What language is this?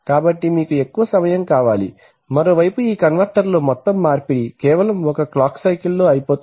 Telugu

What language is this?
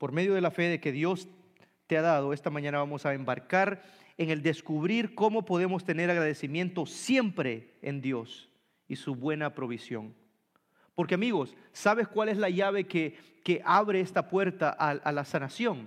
Spanish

